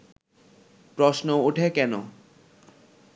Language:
Bangla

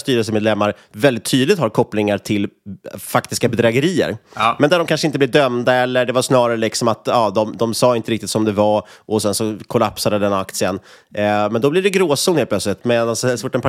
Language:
Swedish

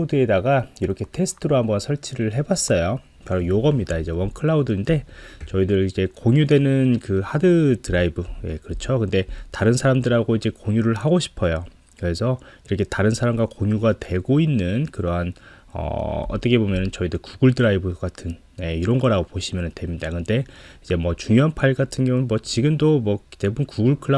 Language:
Korean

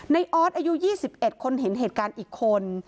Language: Thai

